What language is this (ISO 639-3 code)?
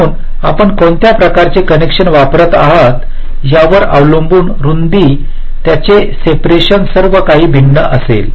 mar